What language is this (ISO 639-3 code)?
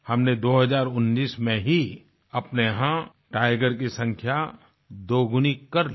hin